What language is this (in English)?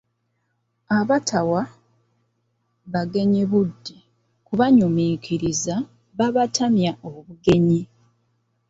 Ganda